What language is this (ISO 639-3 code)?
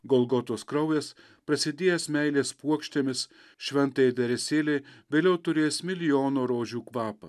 lit